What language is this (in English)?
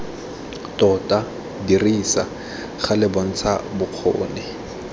Tswana